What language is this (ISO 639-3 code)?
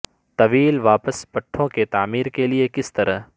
urd